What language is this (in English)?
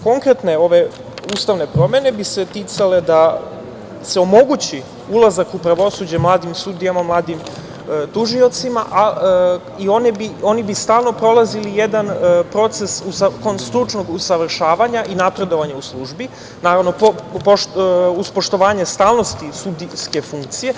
Serbian